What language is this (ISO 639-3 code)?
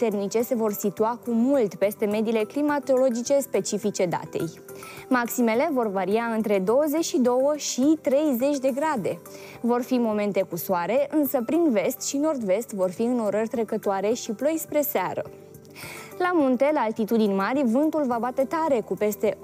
ron